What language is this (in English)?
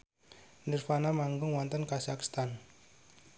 Javanese